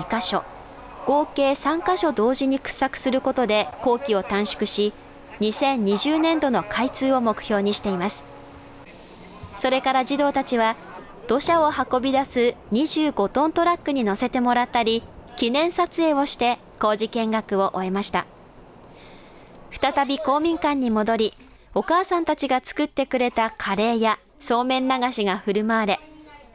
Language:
Japanese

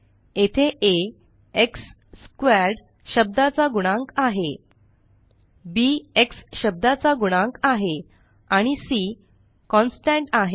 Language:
Marathi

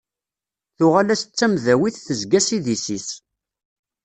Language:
Kabyle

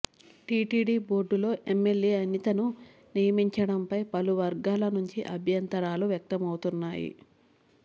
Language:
Telugu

